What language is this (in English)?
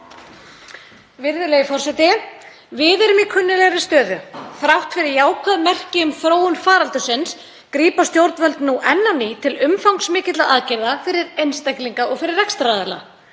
Icelandic